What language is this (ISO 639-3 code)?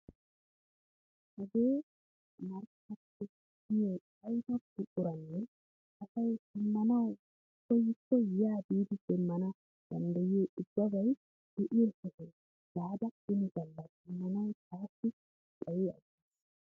wal